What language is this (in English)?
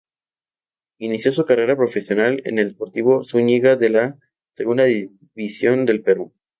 Spanish